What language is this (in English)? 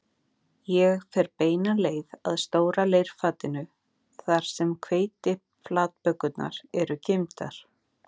Icelandic